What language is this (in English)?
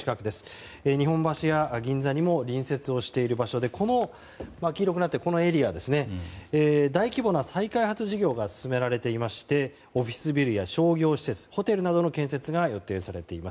Japanese